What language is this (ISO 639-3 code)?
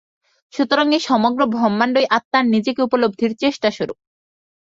ben